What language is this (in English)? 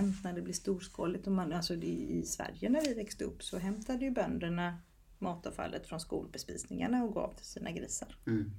Swedish